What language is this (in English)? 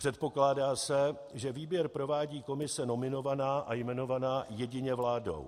Czech